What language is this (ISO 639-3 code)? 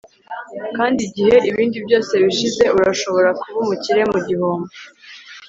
kin